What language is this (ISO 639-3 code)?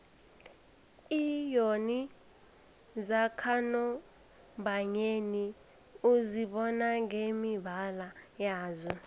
nbl